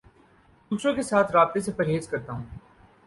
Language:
Urdu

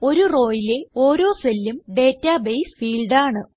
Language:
Malayalam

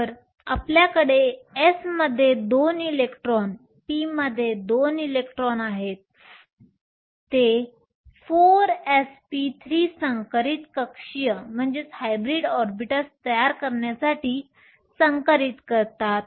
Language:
Marathi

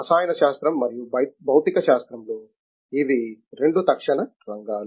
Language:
Telugu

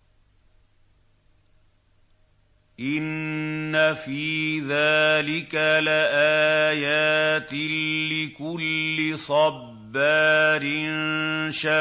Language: Arabic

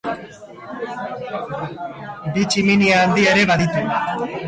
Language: Basque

